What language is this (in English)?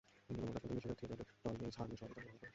Bangla